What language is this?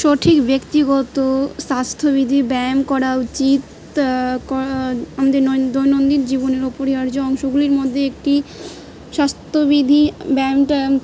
Bangla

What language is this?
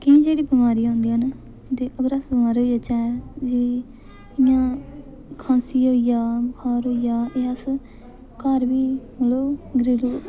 Dogri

